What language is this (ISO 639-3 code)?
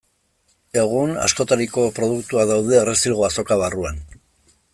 eus